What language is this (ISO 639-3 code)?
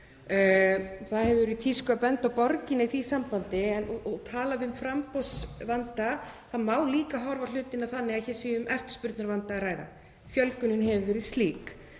isl